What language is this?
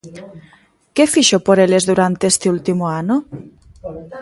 Galician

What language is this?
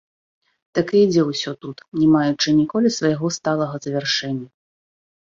Belarusian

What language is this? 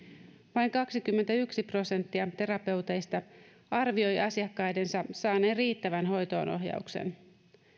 Finnish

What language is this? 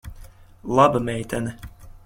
Latvian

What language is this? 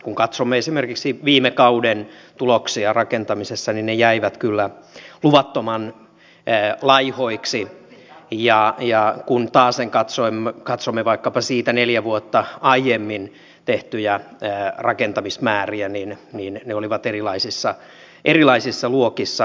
Finnish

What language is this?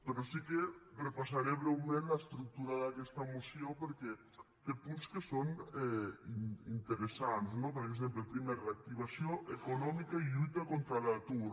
Catalan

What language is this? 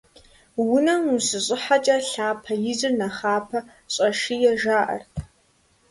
Kabardian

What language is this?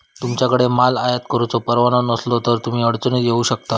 Marathi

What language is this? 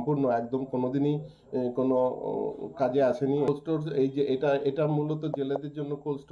Hindi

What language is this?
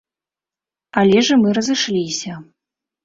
Belarusian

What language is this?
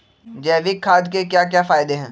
Magahi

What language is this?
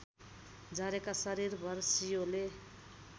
Nepali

